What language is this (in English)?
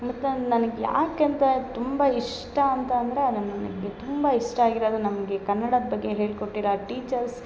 Kannada